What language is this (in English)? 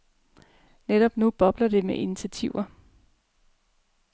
Danish